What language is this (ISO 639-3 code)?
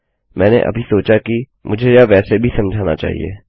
hin